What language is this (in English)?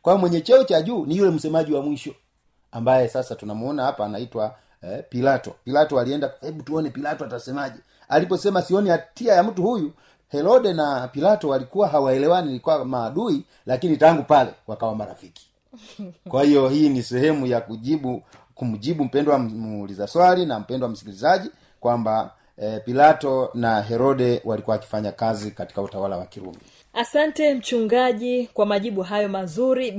Swahili